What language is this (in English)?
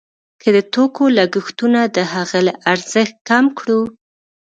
Pashto